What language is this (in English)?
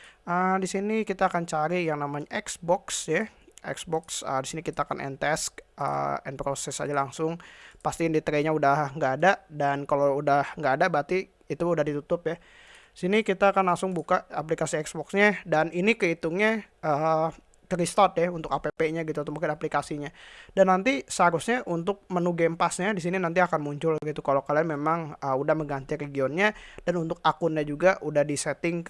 Indonesian